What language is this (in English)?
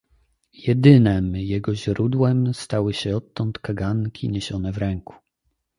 Polish